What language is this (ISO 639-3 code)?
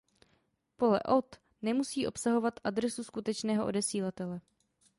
ces